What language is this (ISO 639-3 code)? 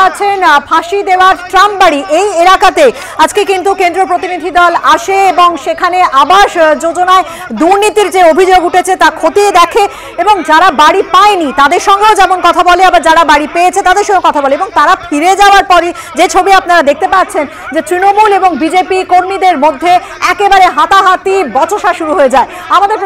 ara